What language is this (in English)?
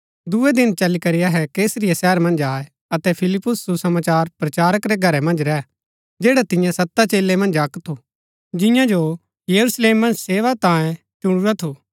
Gaddi